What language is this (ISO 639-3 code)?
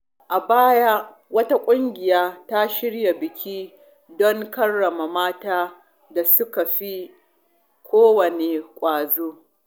hau